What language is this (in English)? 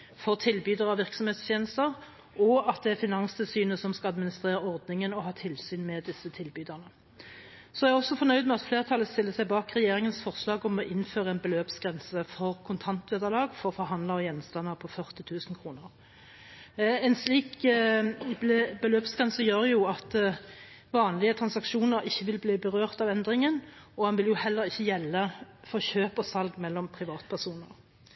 Norwegian Bokmål